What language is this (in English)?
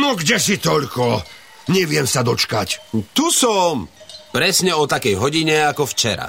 Slovak